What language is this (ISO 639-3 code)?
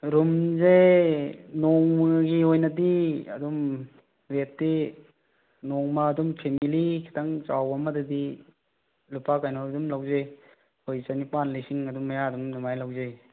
mni